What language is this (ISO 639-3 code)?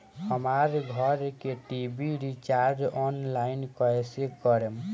bho